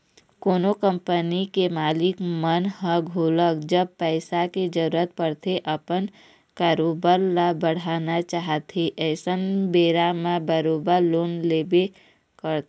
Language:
Chhattisgarhi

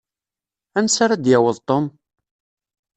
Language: Kabyle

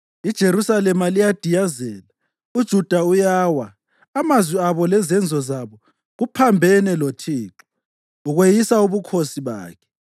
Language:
North Ndebele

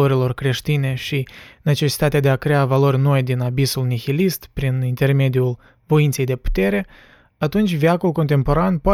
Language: Romanian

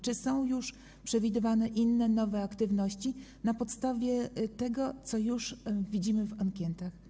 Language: Polish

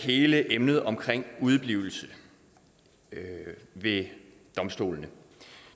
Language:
Danish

